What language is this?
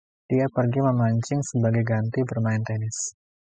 Indonesian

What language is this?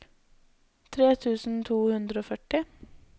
Norwegian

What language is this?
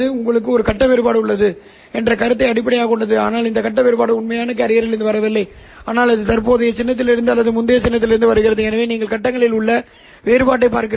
Tamil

